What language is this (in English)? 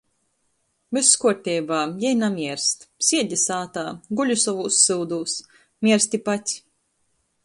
Latgalian